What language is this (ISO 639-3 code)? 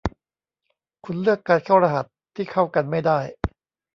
tha